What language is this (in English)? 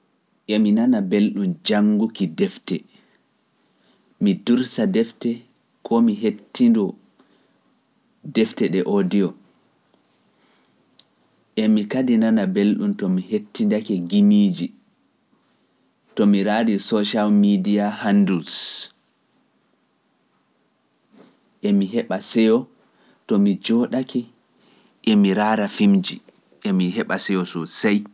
Pular